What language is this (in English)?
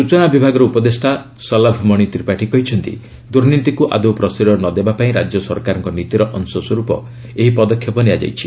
Odia